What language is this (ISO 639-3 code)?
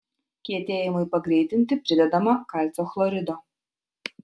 lit